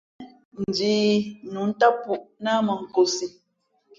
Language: Fe'fe'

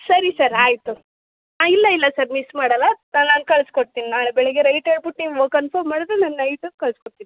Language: Kannada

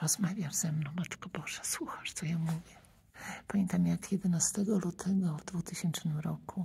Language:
Polish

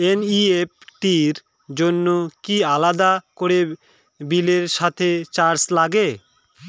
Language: Bangla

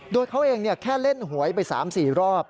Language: Thai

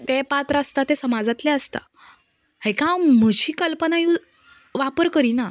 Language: Konkani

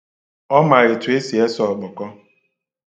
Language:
Igbo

